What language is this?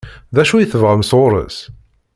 Kabyle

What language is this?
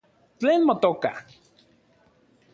Central Puebla Nahuatl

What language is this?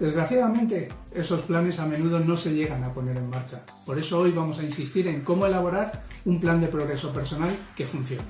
Spanish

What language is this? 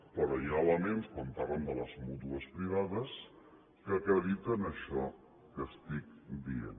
Catalan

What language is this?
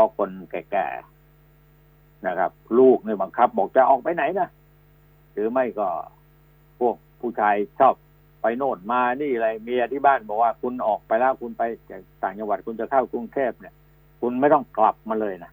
Thai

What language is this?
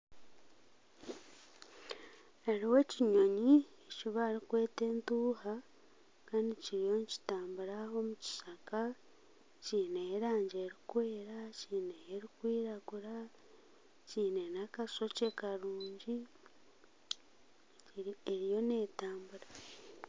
Nyankole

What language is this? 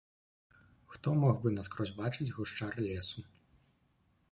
Belarusian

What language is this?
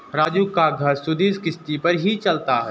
Hindi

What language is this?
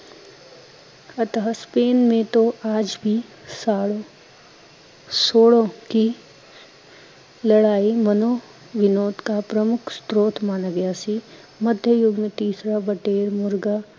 Punjabi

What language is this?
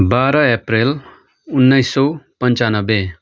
Nepali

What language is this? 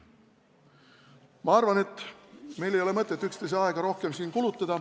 Estonian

